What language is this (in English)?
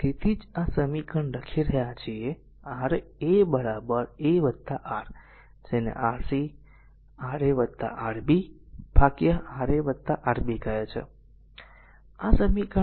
Gujarati